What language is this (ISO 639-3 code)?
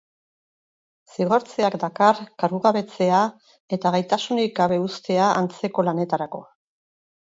eus